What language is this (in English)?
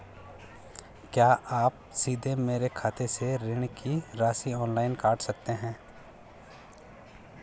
Hindi